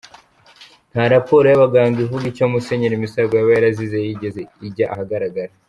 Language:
Kinyarwanda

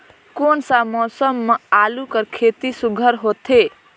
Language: Chhattisgarhi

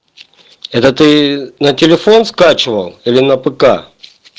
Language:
Russian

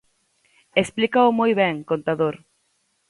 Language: Galician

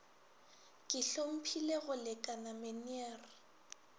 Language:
Northern Sotho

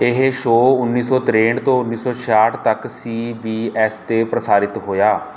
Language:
Punjabi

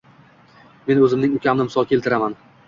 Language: Uzbek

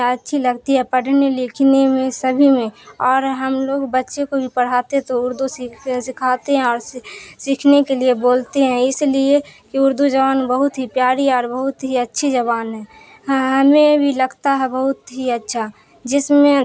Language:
Urdu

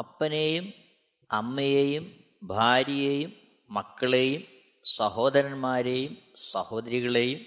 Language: Malayalam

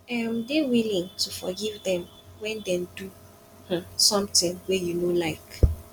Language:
Nigerian Pidgin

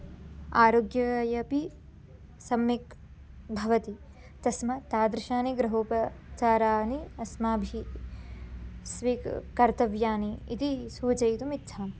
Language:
Sanskrit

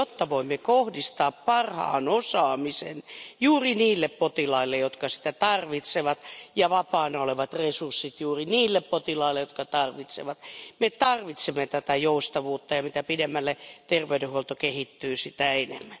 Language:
Finnish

